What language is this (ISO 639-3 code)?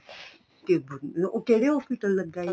pan